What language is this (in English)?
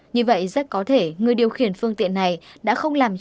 Vietnamese